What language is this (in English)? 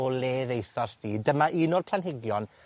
Welsh